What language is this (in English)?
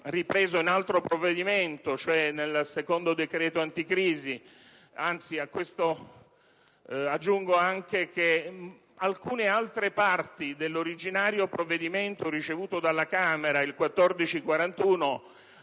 Italian